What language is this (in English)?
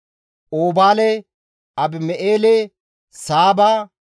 Gamo